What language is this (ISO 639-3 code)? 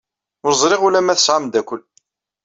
kab